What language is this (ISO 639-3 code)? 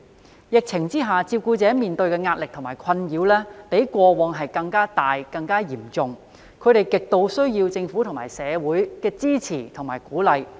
yue